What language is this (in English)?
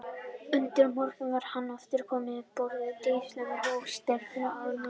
Icelandic